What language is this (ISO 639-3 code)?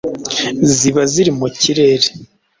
kin